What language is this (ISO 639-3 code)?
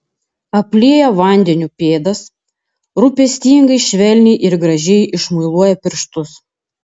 lit